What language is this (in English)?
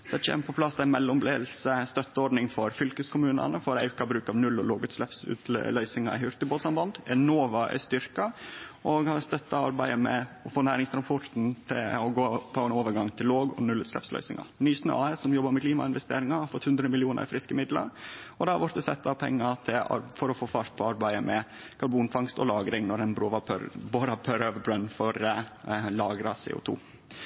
Norwegian Nynorsk